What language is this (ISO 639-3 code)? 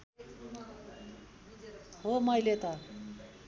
nep